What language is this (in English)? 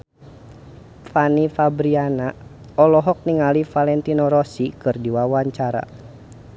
Sundanese